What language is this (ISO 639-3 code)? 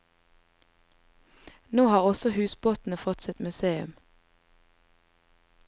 nor